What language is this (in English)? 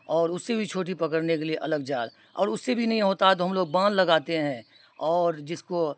Urdu